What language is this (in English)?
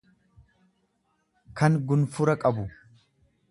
Oromo